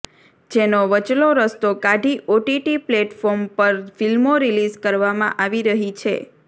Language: Gujarati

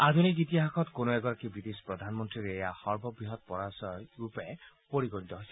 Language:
Assamese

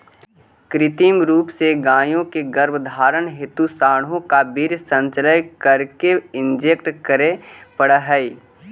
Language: Magahi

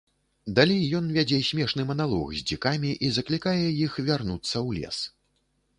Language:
Belarusian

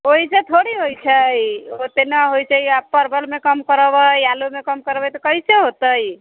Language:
Maithili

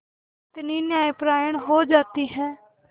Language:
Hindi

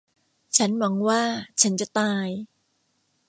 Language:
Thai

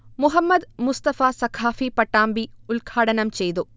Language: Malayalam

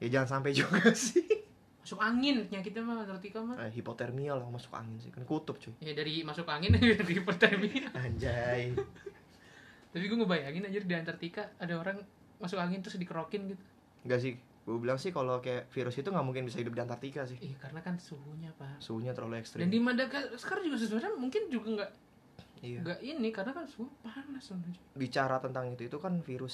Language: Indonesian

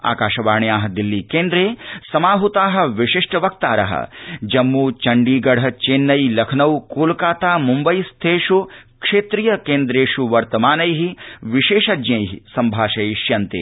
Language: Sanskrit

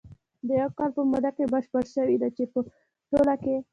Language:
Pashto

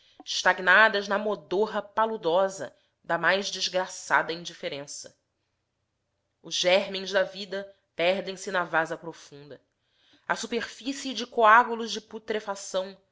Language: Portuguese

